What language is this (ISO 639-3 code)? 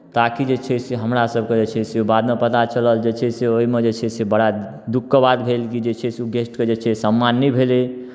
mai